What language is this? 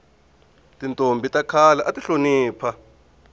Tsonga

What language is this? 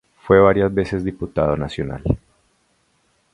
Spanish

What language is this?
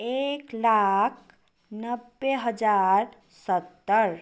Nepali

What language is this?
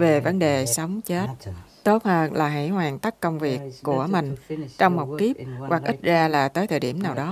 Vietnamese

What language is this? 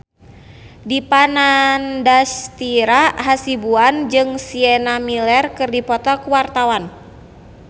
Sundanese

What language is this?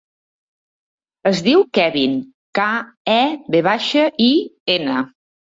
Catalan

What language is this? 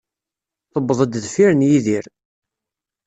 Kabyle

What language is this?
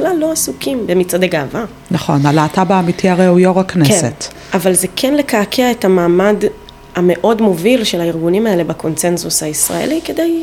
Hebrew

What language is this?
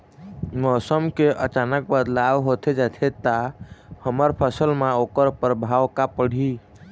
Chhattisgarhi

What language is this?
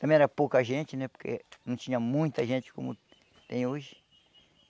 Portuguese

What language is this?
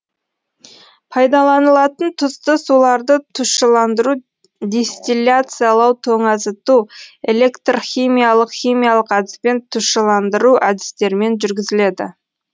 Kazakh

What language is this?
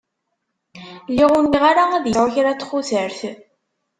Kabyle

